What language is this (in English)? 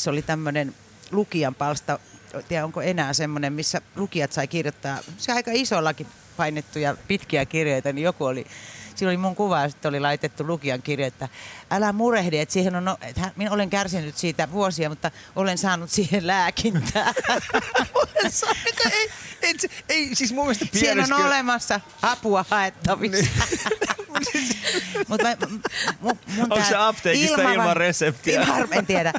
Finnish